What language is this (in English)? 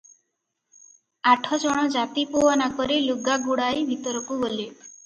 Odia